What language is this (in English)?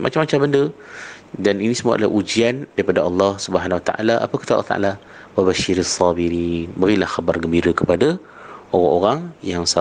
Malay